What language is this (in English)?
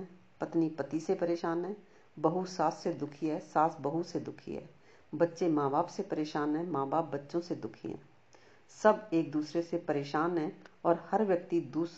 Hindi